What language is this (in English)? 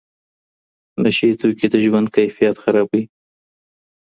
Pashto